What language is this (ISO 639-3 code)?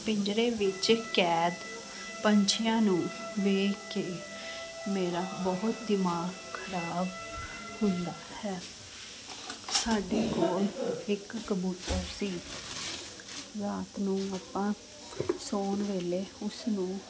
pan